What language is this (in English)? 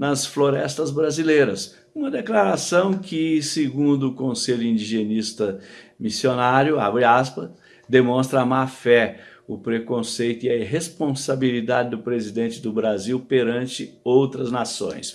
Portuguese